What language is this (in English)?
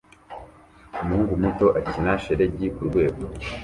Kinyarwanda